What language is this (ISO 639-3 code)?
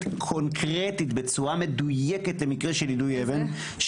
heb